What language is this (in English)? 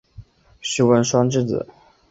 Chinese